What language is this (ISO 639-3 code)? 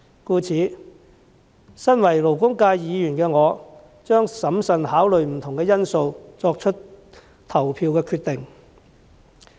yue